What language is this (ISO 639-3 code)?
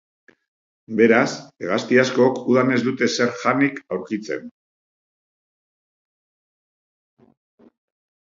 eus